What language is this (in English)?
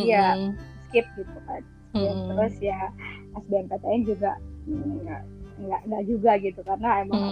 Indonesian